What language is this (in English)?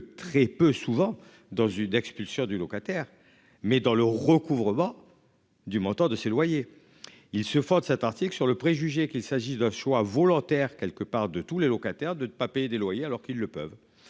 French